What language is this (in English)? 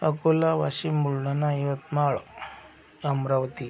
Marathi